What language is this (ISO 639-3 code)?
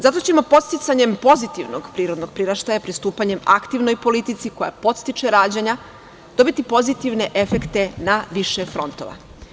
srp